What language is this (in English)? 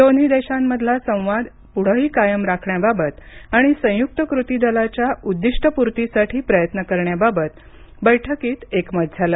Marathi